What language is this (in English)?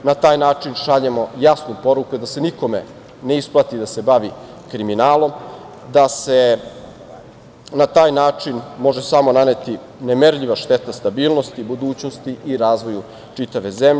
Serbian